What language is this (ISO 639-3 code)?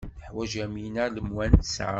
kab